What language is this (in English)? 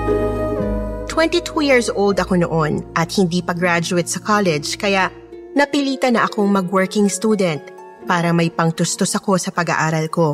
Filipino